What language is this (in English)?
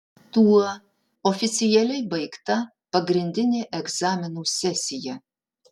Lithuanian